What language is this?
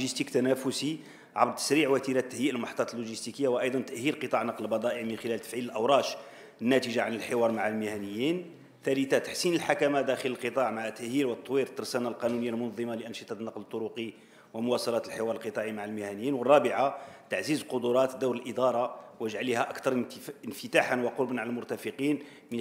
Arabic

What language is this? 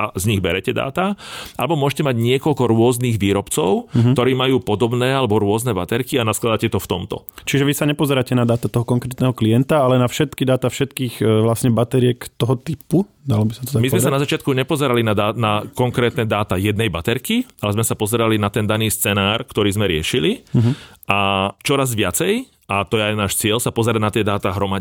Slovak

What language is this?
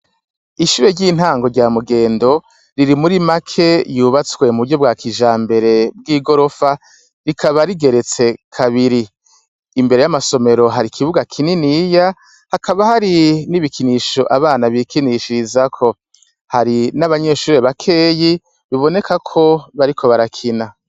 Rundi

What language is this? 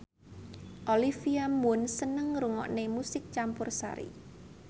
Javanese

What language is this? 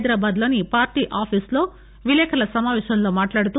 Telugu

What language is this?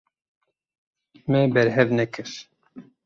Kurdish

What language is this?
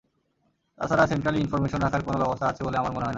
Bangla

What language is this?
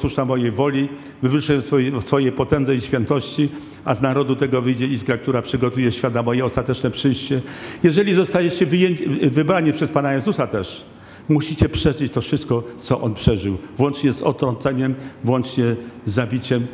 Polish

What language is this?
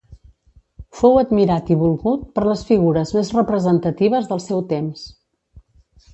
Catalan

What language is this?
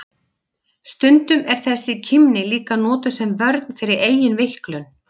Icelandic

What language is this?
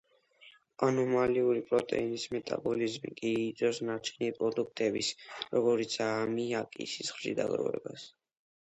Georgian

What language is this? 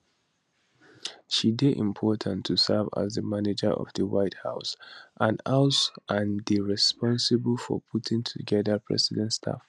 Nigerian Pidgin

